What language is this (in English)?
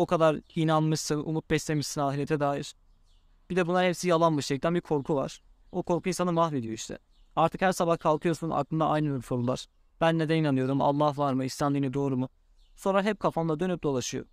Turkish